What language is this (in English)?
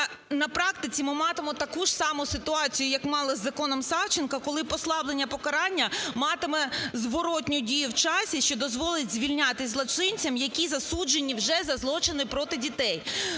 Ukrainian